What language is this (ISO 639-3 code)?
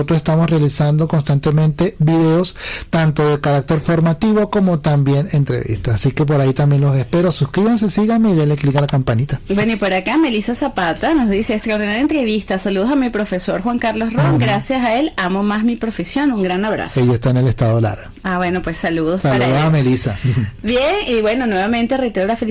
spa